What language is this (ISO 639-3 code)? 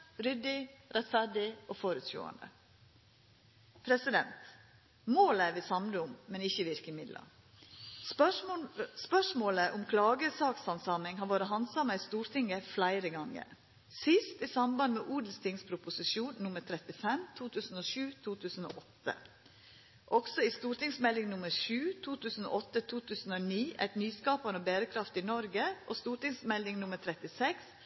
nno